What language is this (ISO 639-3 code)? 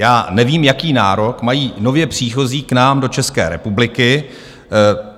ces